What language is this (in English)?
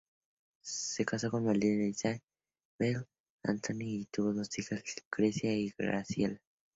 Spanish